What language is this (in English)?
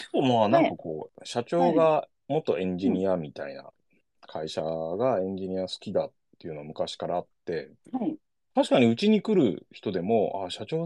Japanese